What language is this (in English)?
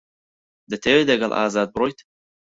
Central Kurdish